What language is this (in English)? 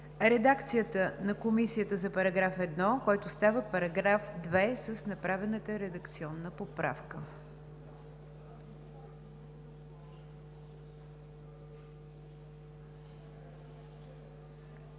Bulgarian